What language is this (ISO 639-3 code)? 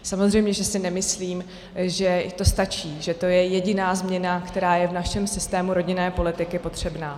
ces